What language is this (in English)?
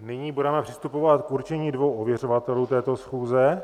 Czech